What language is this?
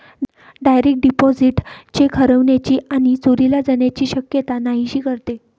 Marathi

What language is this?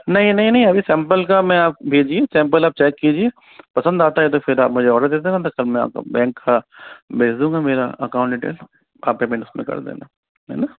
Hindi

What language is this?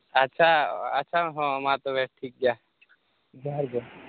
Santali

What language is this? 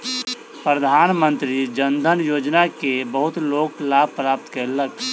Maithili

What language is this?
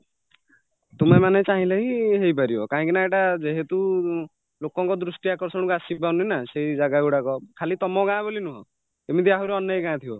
Odia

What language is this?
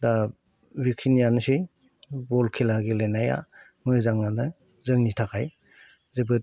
Bodo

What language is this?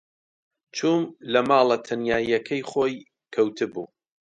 Central Kurdish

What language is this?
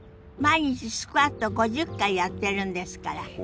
Japanese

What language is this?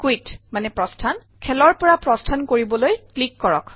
Assamese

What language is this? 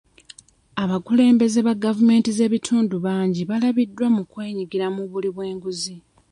Ganda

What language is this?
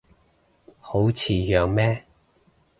Cantonese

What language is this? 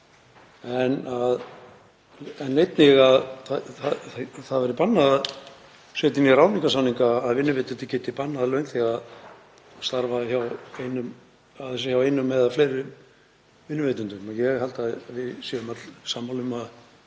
Icelandic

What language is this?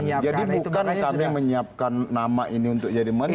Indonesian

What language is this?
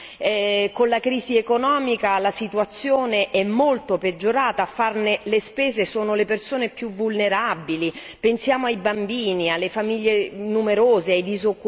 Italian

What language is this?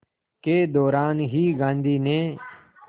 Hindi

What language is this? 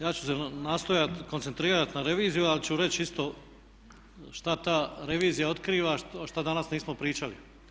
Croatian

